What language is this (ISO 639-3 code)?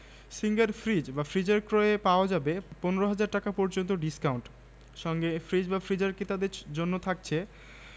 ben